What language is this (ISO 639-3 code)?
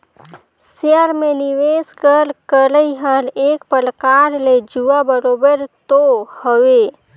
hne